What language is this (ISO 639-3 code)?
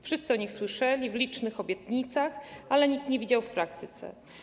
pol